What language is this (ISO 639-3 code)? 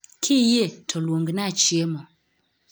luo